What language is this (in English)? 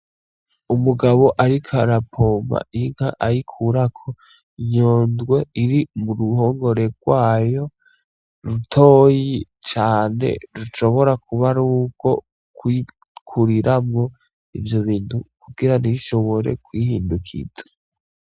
Rundi